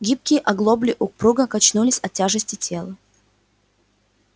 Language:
Russian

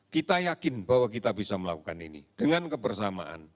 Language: Indonesian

